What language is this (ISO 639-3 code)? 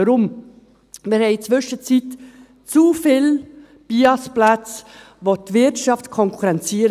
gsw